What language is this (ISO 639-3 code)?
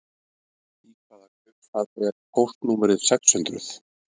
isl